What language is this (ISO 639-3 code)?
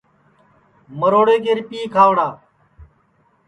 ssi